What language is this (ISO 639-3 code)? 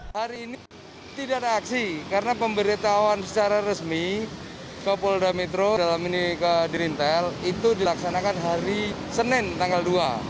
ind